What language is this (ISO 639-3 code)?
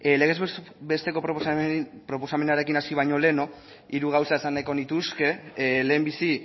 eus